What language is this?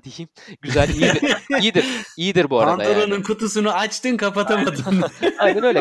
Turkish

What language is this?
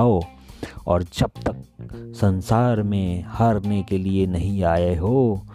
Hindi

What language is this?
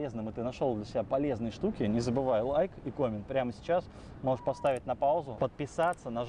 Russian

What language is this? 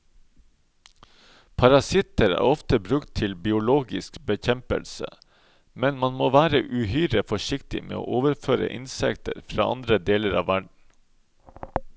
Norwegian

